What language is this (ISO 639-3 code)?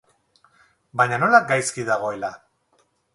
eus